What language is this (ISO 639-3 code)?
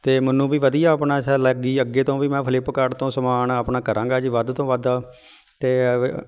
pan